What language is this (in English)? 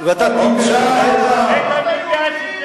Hebrew